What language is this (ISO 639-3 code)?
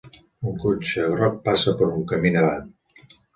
cat